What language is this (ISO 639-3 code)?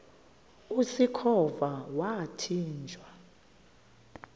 xho